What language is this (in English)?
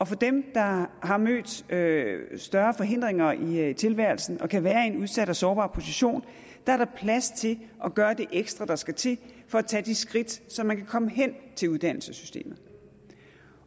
Danish